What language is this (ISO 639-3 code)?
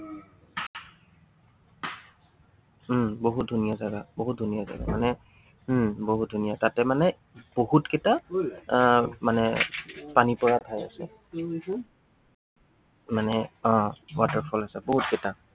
asm